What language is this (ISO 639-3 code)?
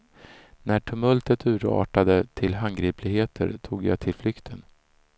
swe